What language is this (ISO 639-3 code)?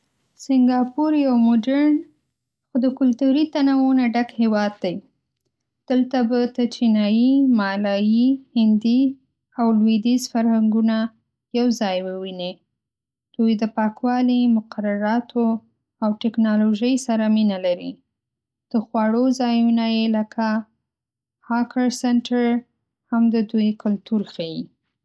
pus